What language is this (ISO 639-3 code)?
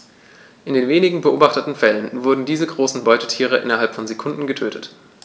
deu